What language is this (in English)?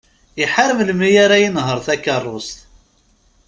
Kabyle